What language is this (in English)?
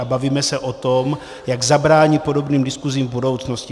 Czech